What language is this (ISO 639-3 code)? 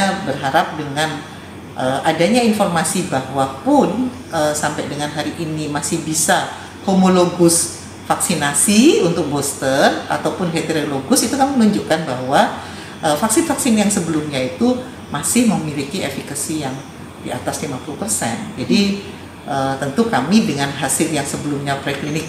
ind